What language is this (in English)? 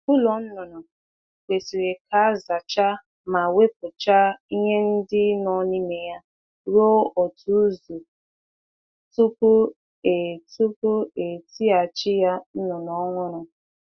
Igbo